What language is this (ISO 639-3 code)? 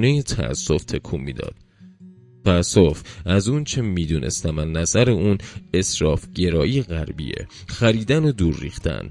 fas